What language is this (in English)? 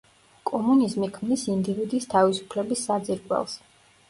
Georgian